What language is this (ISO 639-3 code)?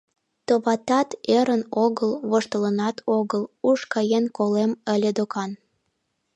chm